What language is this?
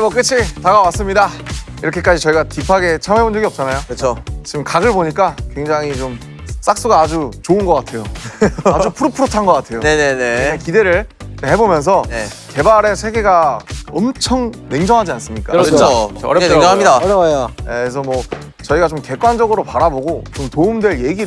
Korean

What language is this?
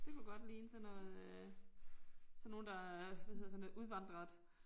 Danish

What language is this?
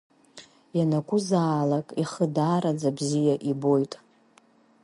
Abkhazian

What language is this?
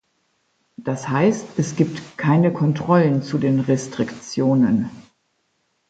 German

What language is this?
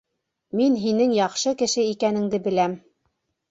Bashkir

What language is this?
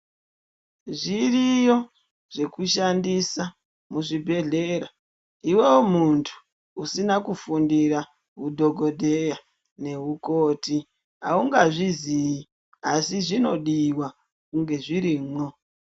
Ndau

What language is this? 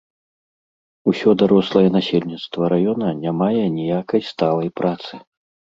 Belarusian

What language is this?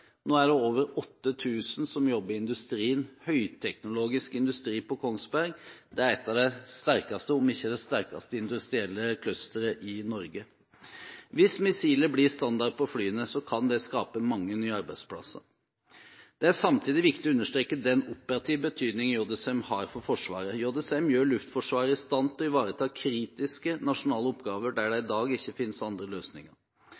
Norwegian Bokmål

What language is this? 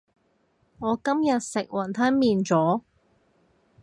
Cantonese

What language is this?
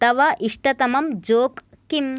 Sanskrit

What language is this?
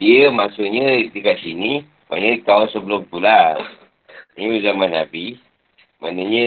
Malay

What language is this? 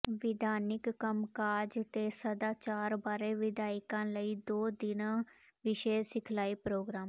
Punjabi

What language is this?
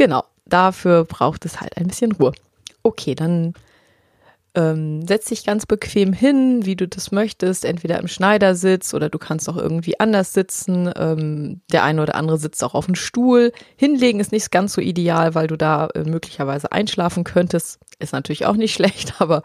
German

